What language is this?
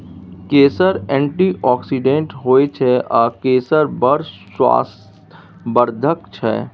Maithili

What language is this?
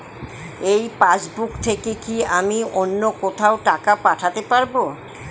Bangla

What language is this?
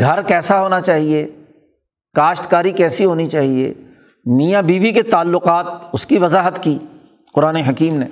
Urdu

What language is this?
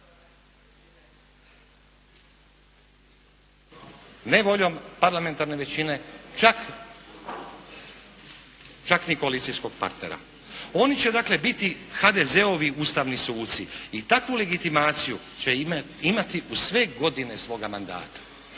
Croatian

